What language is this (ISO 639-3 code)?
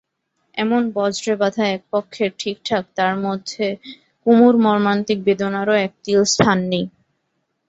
ben